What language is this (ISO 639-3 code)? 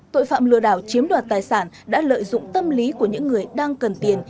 vie